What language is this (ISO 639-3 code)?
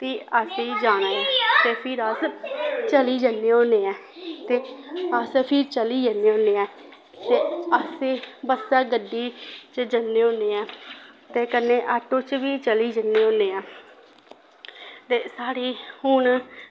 doi